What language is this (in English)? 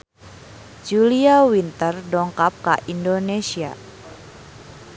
Sundanese